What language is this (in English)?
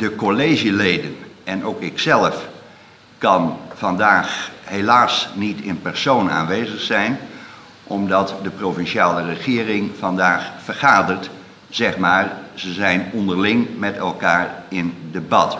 Dutch